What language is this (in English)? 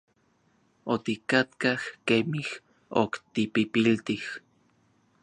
Orizaba Nahuatl